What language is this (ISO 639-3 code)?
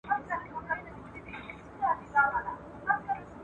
pus